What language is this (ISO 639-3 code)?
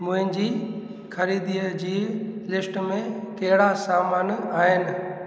snd